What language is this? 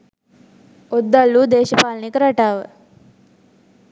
Sinhala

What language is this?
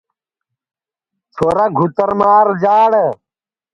Sansi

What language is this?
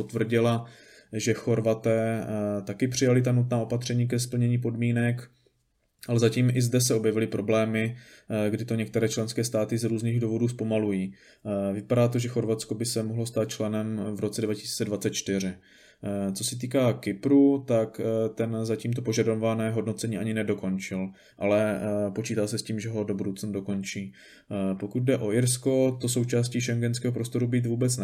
Czech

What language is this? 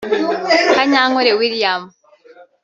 Kinyarwanda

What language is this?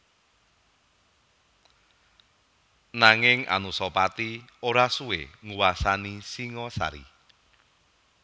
Javanese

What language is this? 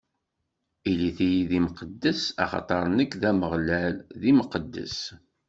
Kabyle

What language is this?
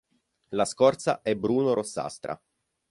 Italian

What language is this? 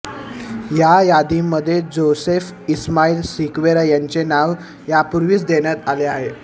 Marathi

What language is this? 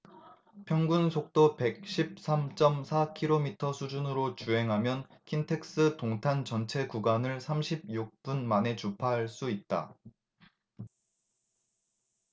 Korean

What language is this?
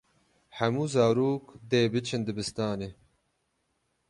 Kurdish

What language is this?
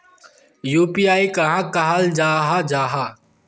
Magahi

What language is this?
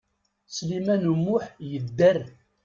Kabyle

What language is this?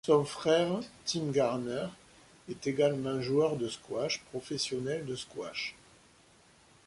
French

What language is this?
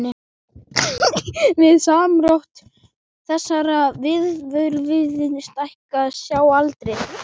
Icelandic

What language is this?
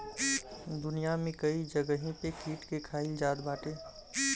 Bhojpuri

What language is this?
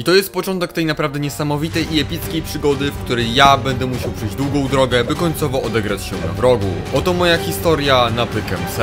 Polish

